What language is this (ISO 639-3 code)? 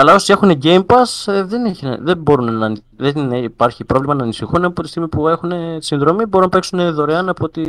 ell